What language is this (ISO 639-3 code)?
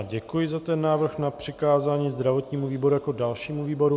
ces